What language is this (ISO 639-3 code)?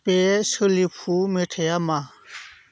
brx